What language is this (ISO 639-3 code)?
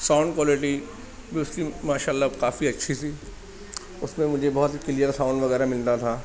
urd